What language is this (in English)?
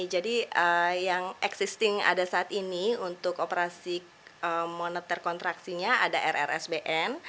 Indonesian